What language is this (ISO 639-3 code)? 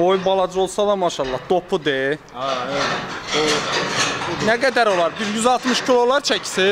tur